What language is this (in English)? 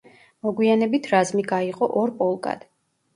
Georgian